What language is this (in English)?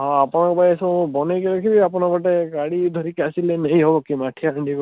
Odia